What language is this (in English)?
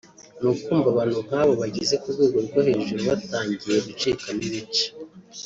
Kinyarwanda